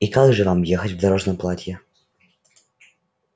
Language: Russian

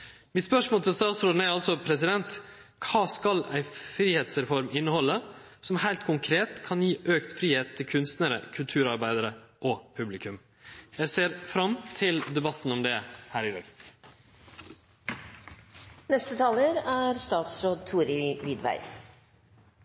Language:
Norwegian Nynorsk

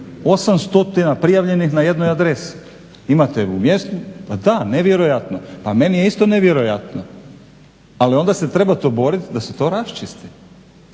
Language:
Croatian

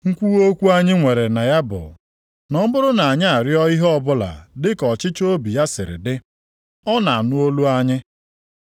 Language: Igbo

